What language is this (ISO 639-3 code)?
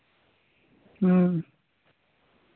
sat